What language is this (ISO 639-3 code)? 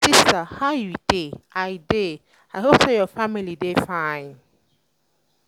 pcm